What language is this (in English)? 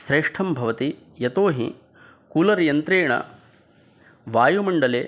Sanskrit